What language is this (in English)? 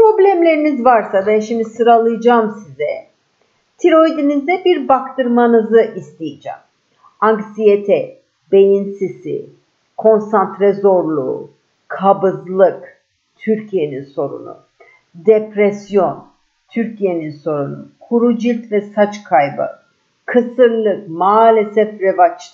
Turkish